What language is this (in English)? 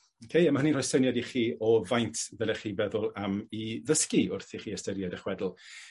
Welsh